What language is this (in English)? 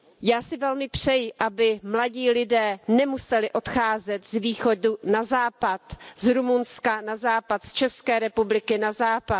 Czech